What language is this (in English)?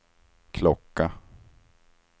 Swedish